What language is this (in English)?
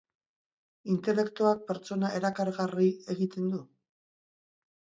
Basque